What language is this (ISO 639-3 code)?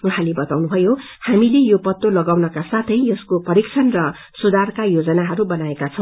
nep